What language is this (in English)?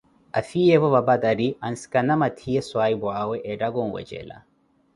Koti